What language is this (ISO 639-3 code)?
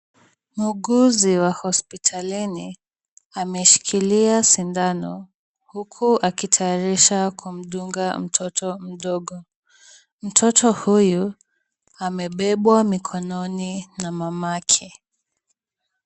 swa